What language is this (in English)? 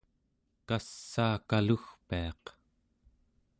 Central Yupik